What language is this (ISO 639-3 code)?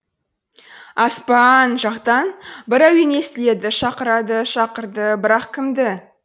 kaz